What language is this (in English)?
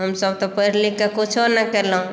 Maithili